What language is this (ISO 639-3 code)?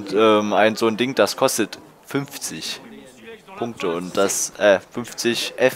deu